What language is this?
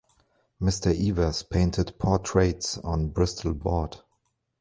English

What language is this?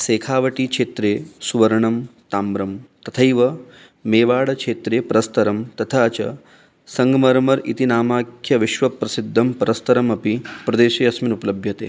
Sanskrit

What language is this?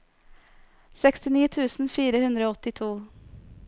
Norwegian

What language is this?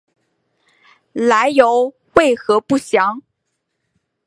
Chinese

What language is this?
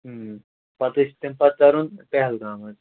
Kashmiri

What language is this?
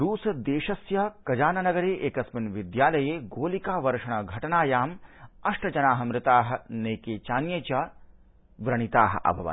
Sanskrit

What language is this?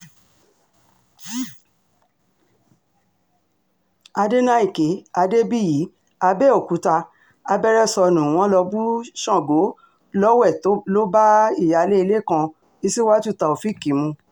Yoruba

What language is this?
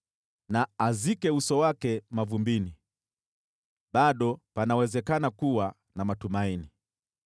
Swahili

